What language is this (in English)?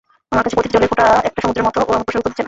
Bangla